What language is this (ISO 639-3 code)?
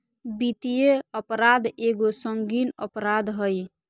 mag